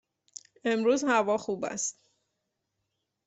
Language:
Persian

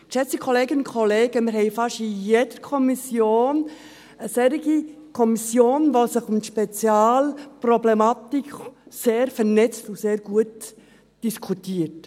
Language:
Swiss German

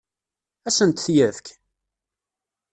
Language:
Kabyle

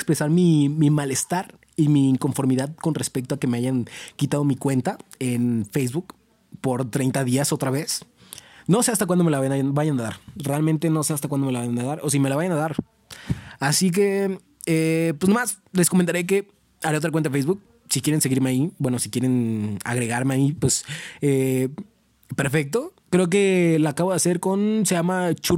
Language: Spanish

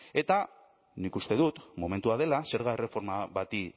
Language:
Basque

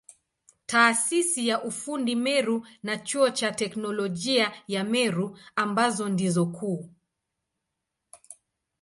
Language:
Swahili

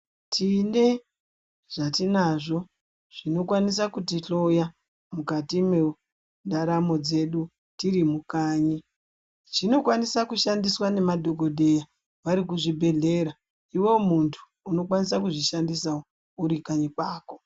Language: Ndau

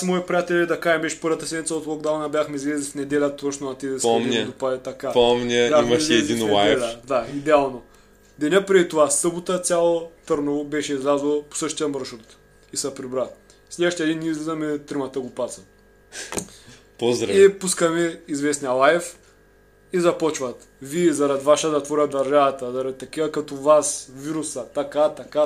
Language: Bulgarian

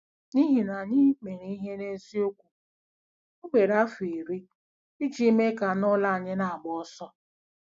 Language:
Igbo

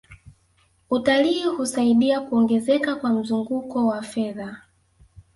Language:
Swahili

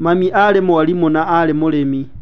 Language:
Kikuyu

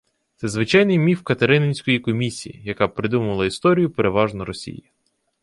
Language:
Ukrainian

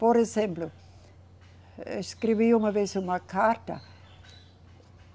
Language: Portuguese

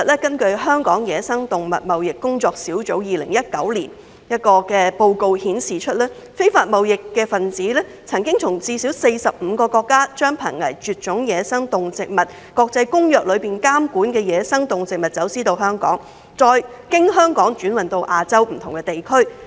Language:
Cantonese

